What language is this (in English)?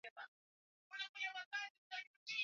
Swahili